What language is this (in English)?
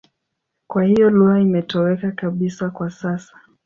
Swahili